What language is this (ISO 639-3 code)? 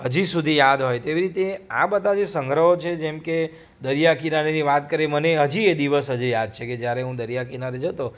guj